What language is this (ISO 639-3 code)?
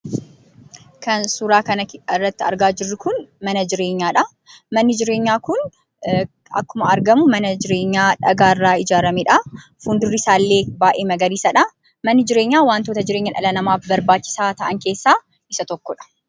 orm